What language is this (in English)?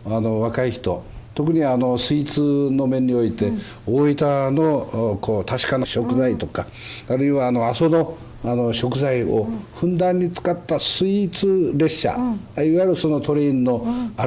Japanese